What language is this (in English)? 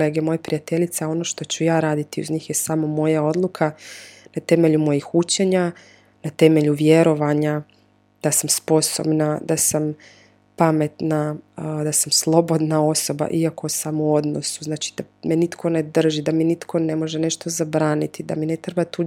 Croatian